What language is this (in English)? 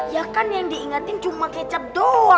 Indonesian